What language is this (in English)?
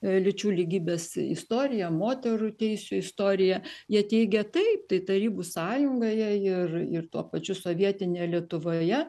Lithuanian